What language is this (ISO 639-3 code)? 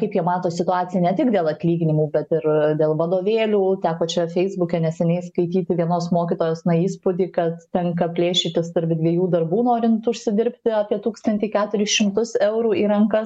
lit